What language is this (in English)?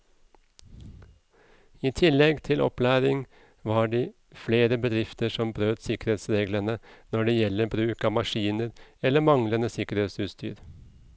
Norwegian